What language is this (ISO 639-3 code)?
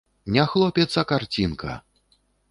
bel